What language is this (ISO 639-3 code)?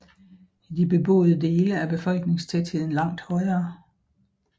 dan